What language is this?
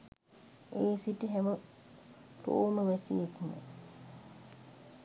Sinhala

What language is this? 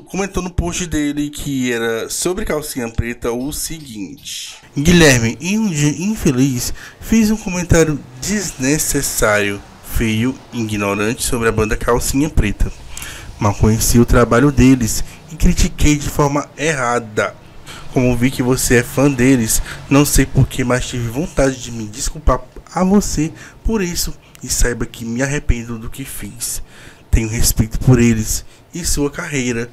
Portuguese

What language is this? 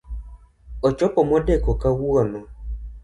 Luo (Kenya and Tanzania)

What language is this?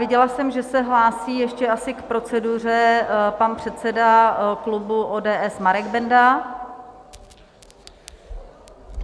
Czech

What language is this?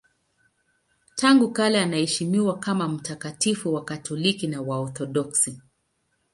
Swahili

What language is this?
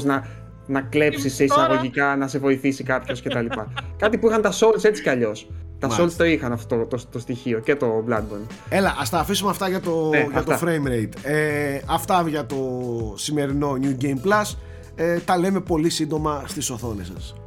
Greek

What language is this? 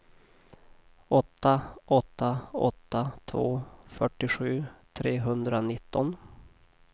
Swedish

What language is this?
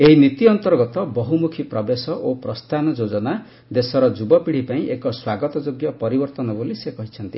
Odia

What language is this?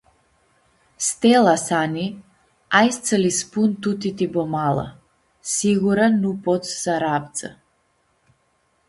Aromanian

